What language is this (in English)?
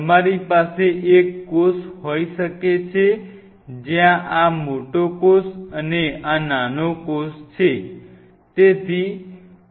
Gujarati